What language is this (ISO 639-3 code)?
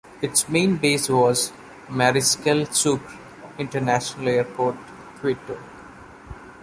eng